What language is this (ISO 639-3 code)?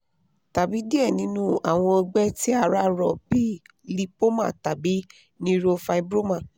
yor